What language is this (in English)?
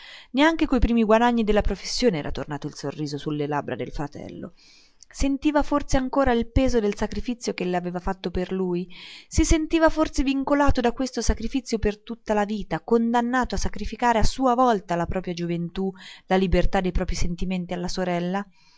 Italian